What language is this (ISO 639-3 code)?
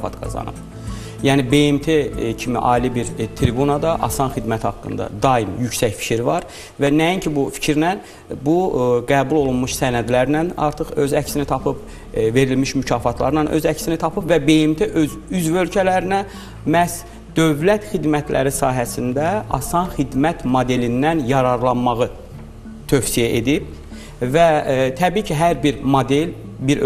tur